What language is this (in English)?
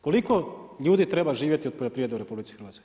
Croatian